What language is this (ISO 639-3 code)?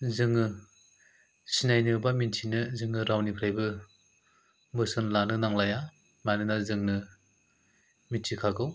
brx